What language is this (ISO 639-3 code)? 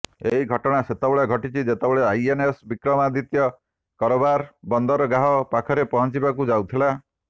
ori